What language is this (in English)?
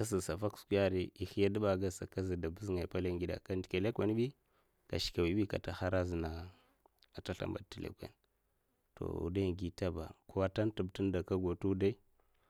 Mafa